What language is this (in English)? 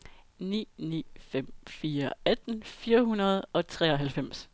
Danish